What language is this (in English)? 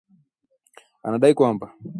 Swahili